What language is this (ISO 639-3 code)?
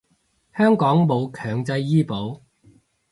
yue